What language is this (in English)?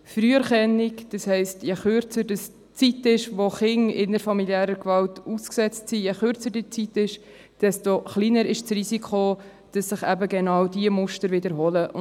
Swiss German